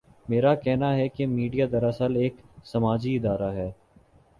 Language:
Urdu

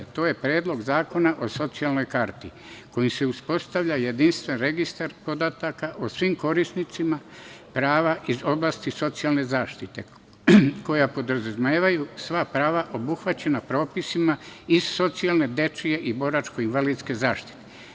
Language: Serbian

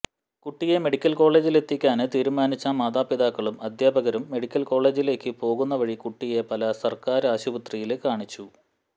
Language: Malayalam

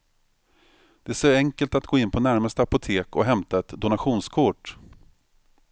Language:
Swedish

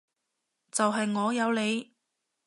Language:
Cantonese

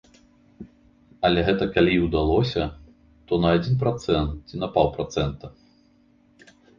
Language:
Belarusian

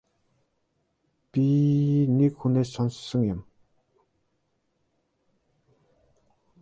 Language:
Mongolian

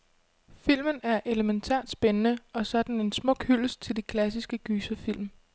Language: Danish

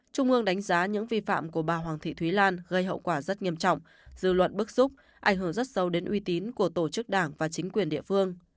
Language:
Vietnamese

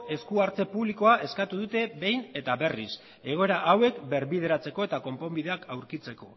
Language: Basque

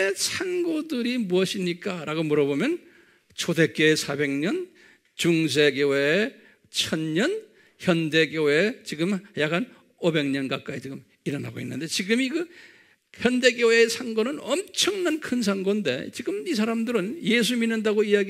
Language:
Korean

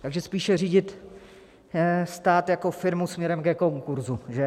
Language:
Czech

